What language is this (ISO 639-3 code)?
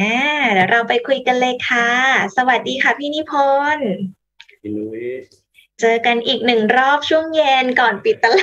tha